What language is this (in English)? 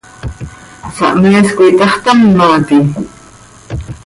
Seri